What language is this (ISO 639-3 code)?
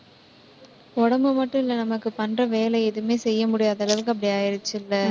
tam